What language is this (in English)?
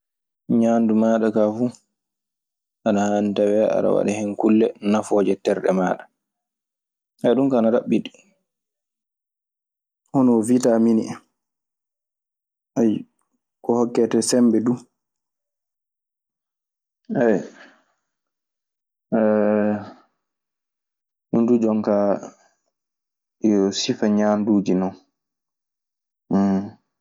Maasina Fulfulde